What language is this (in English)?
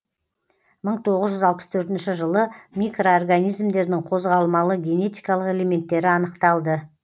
Kazakh